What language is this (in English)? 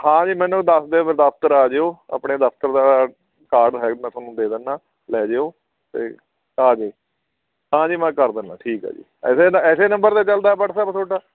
Punjabi